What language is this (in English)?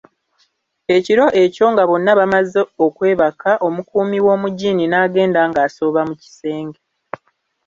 Ganda